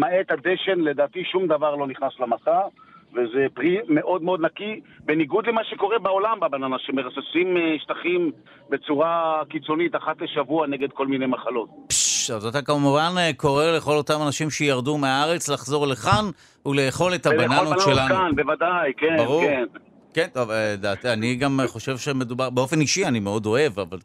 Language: Hebrew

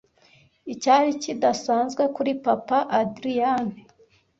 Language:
Kinyarwanda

